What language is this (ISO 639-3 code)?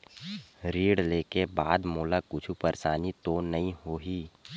hne